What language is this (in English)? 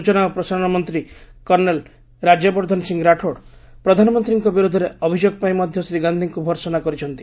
Odia